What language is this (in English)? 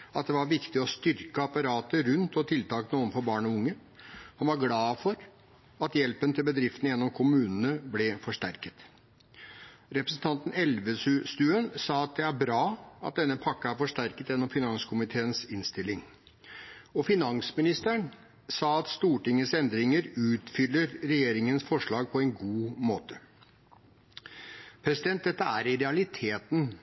Norwegian Bokmål